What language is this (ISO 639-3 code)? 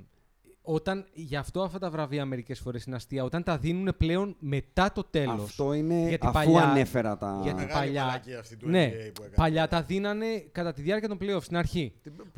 ell